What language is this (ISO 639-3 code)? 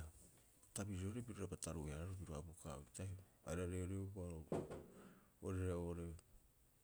kyx